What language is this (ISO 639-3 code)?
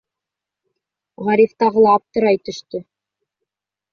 bak